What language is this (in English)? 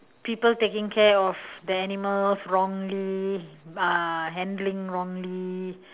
English